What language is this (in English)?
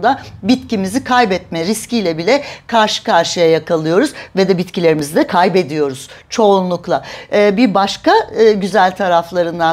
Turkish